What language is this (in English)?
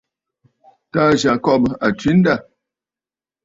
Bafut